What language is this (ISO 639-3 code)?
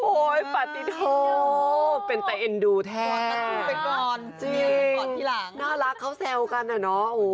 tha